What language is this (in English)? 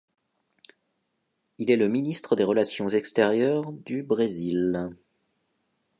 French